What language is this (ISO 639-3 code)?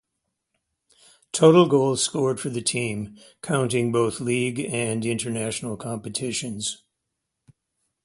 eng